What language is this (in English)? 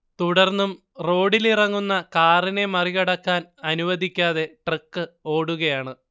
Malayalam